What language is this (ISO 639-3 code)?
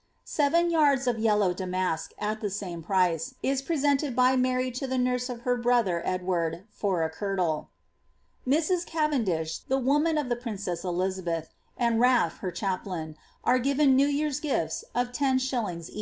eng